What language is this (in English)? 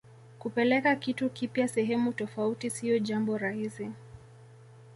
Swahili